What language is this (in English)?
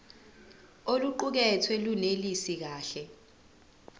Zulu